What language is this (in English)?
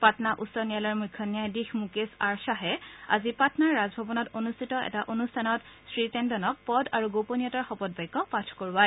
Assamese